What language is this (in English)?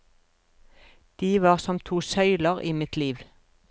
Norwegian